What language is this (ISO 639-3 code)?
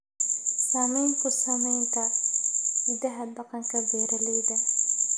som